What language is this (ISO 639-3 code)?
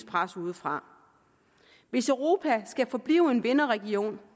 dan